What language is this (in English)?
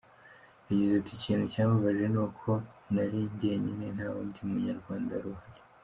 Kinyarwanda